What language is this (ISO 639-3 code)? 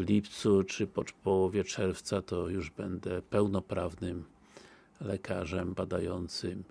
pol